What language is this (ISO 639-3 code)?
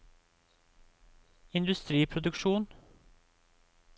nor